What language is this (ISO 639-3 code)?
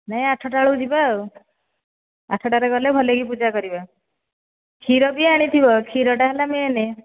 ori